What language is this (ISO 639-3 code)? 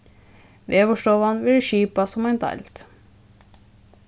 fao